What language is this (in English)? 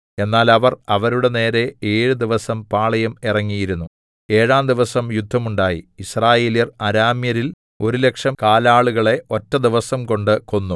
Malayalam